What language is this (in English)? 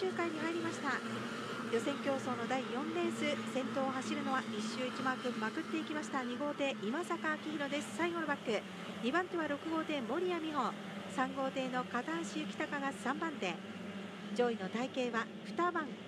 Japanese